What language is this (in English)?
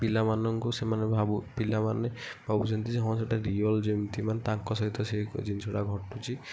Odia